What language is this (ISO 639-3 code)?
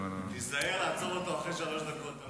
heb